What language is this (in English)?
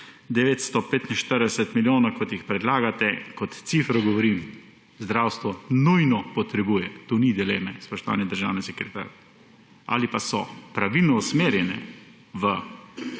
Slovenian